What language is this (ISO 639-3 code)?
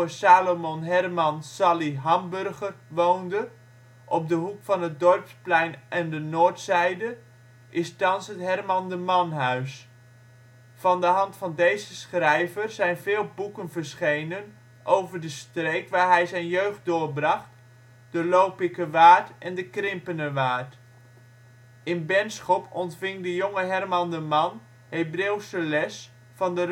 nld